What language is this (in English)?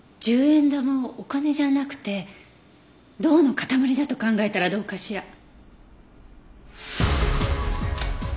Japanese